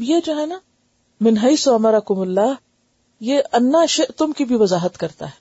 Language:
Urdu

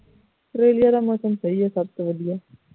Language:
Punjabi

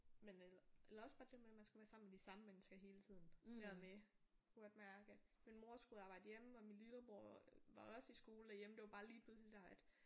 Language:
Danish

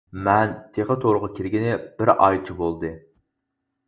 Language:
Uyghur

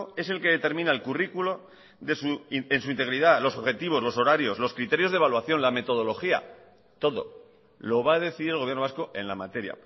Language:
Spanish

